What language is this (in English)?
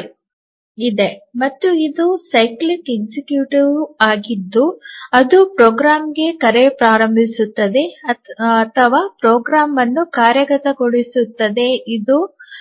Kannada